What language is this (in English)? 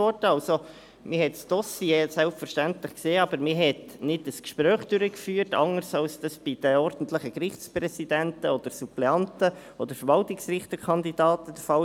Swiss German